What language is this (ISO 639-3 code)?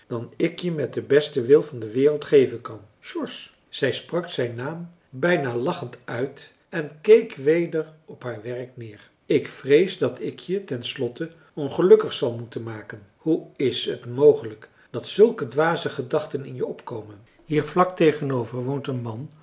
nld